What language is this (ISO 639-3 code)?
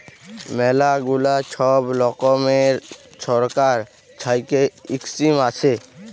ben